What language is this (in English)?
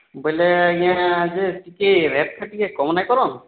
Odia